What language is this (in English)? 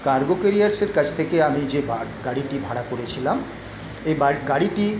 Bangla